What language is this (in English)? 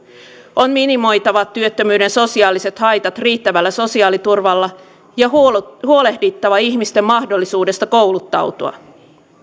Finnish